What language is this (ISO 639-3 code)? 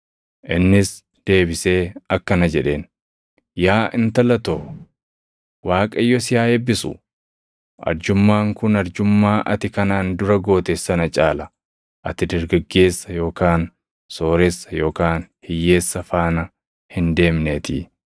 orm